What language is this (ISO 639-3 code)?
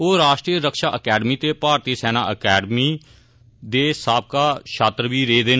doi